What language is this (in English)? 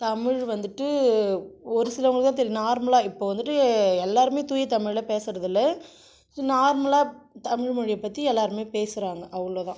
Tamil